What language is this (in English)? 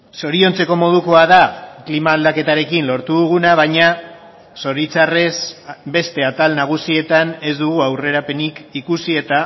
Basque